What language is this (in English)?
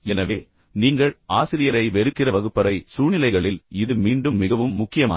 Tamil